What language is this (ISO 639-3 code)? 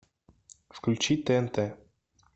rus